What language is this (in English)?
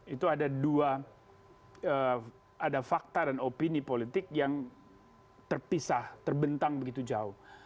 Indonesian